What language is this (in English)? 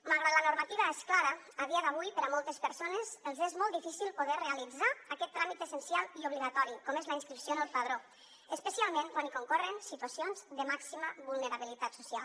Catalan